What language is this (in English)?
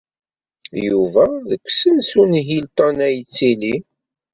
Kabyle